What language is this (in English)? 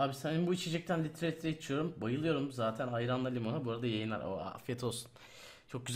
Turkish